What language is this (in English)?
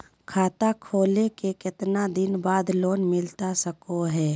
Magahi